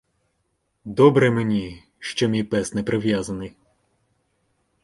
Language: Ukrainian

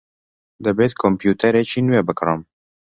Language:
Central Kurdish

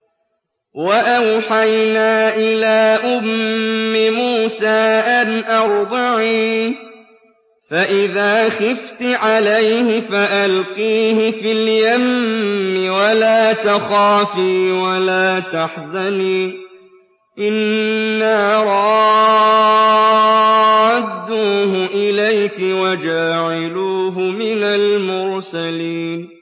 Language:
Arabic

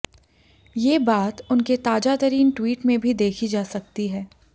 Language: Hindi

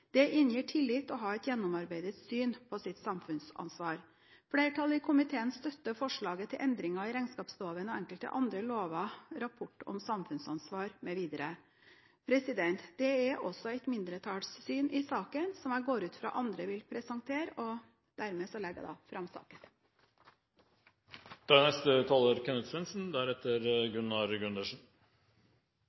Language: Norwegian Bokmål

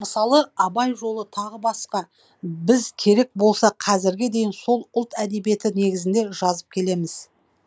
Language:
Kazakh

